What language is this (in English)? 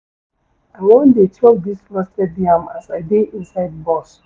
Nigerian Pidgin